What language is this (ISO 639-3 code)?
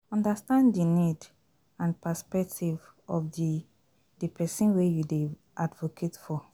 pcm